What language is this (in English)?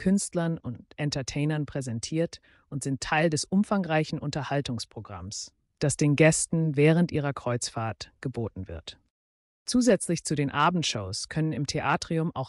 German